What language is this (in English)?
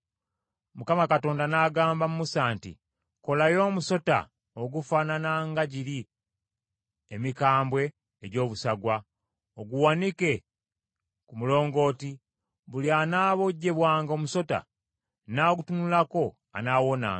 Ganda